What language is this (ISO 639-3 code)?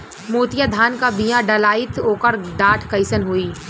bho